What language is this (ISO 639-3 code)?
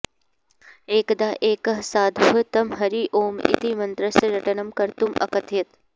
san